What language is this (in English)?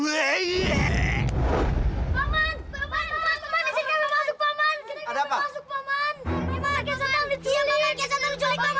Indonesian